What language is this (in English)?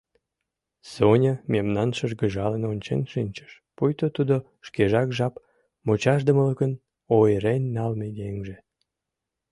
Mari